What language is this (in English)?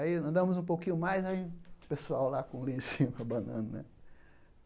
Portuguese